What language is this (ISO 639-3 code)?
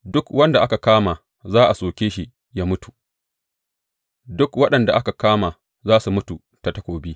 hau